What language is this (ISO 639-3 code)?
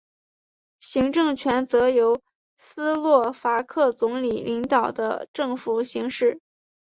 zho